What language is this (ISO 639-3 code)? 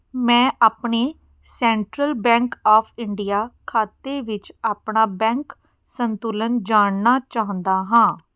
pan